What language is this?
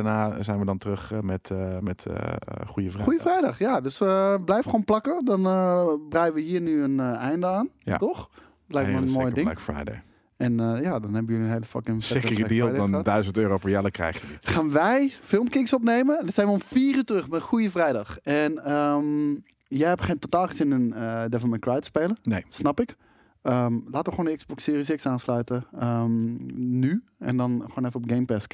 Dutch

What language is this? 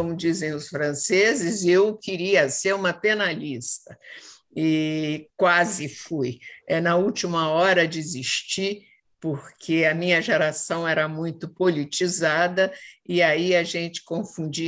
Portuguese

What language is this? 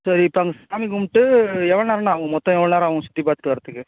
Tamil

